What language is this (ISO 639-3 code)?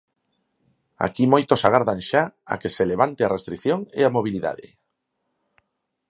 glg